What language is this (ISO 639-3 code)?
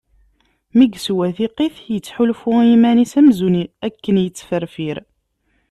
kab